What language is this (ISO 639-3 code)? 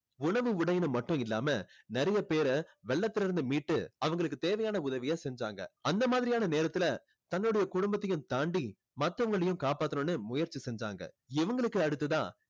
tam